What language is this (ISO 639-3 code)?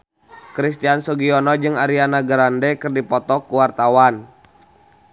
sun